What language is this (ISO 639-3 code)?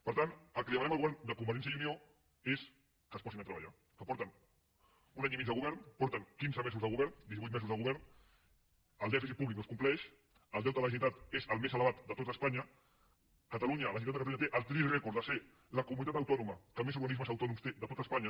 cat